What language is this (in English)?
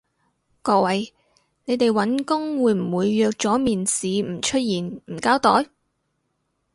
Cantonese